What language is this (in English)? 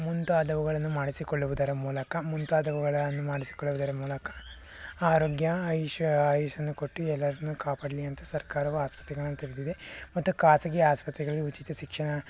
Kannada